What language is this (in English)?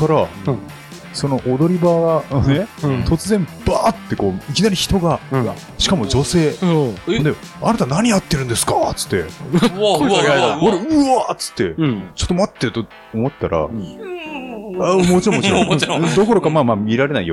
Japanese